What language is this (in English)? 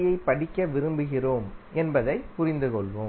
Tamil